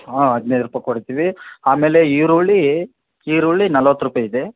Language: Kannada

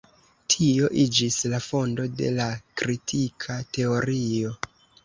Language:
Esperanto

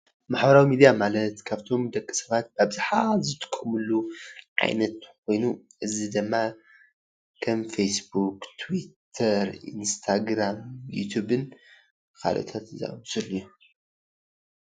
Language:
Tigrinya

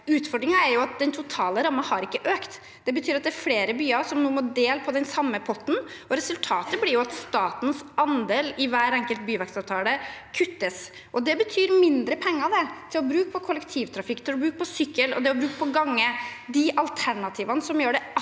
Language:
Norwegian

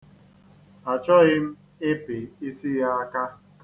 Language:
Igbo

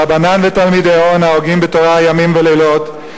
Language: Hebrew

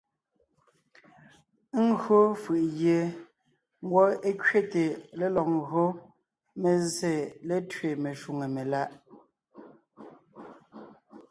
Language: Ngiemboon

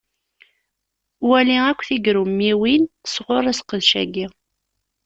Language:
Kabyle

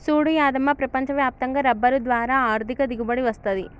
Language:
Telugu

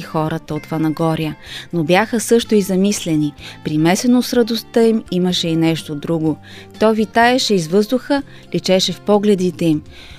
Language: Bulgarian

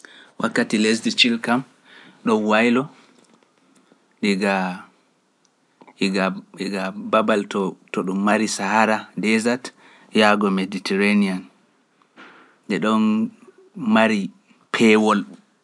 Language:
Pular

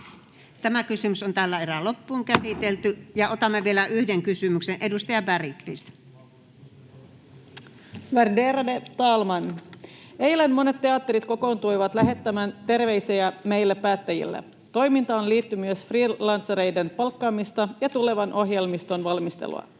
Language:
Finnish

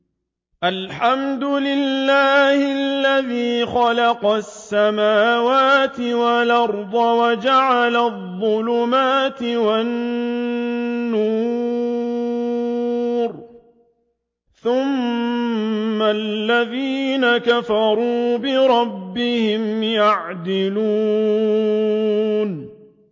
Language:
Arabic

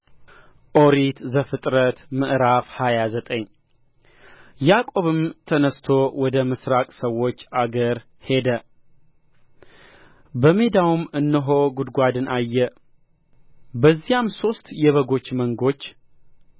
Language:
Amharic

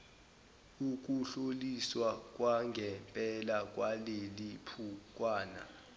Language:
Zulu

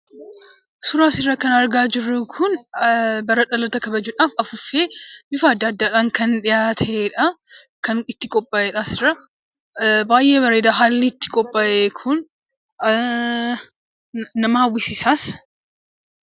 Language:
Oromo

